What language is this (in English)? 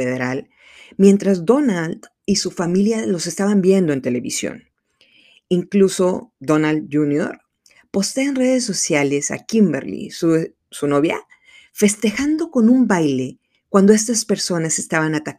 Spanish